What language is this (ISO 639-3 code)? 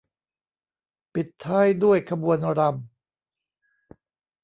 tha